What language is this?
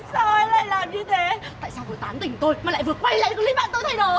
Vietnamese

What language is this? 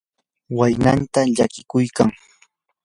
Yanahuanca Pasco Quechua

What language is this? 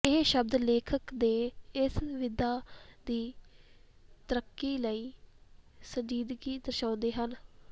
Punjabi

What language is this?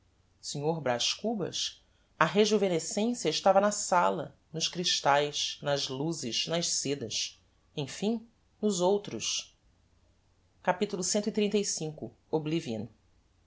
Portuguese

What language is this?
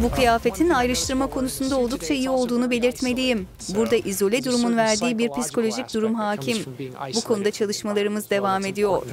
Turkish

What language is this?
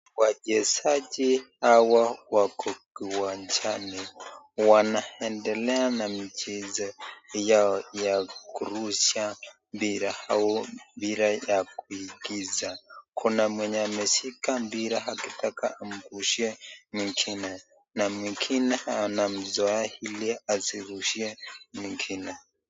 Swahili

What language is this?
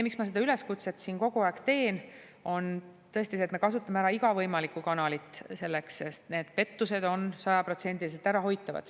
Estonian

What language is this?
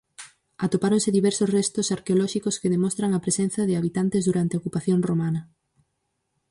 Galician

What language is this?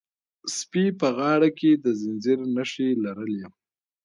Pashto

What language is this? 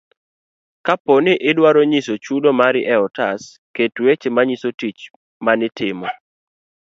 Luo (Kenya and Tanzania)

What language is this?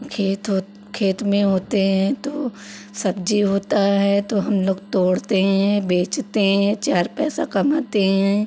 Hindi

